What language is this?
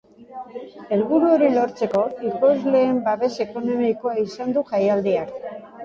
Basque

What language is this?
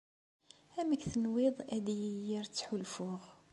Kabyle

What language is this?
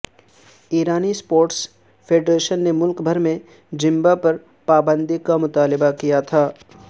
Urdu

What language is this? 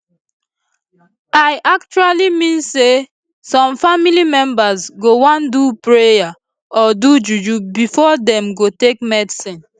Nigerian Pidgin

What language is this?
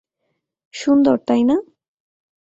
Bangla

